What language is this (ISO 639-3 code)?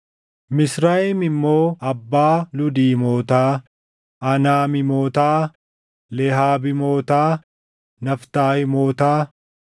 orm